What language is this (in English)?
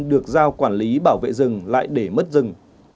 Vietnamese